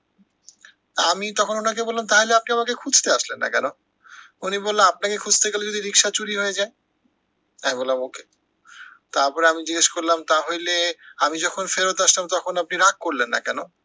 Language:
Bangla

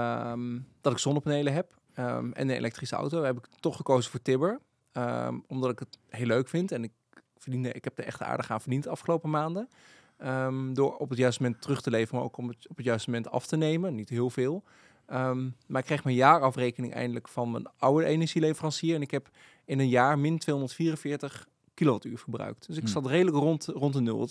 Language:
Dutch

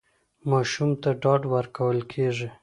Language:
Pashto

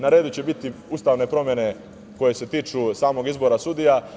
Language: Serbian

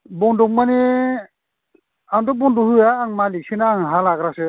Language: Bodo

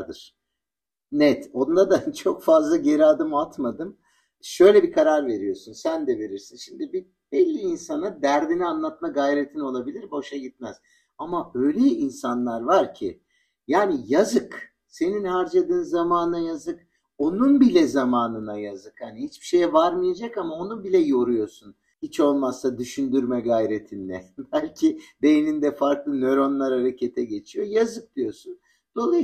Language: Turkish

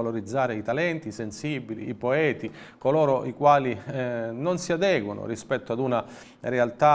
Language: Italian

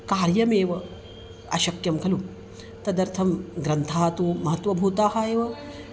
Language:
Sanskrit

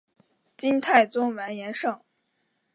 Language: Chinese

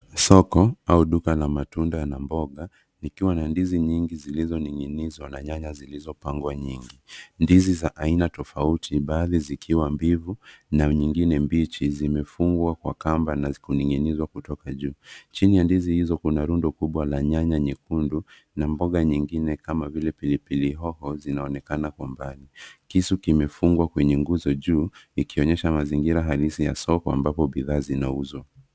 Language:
Swahili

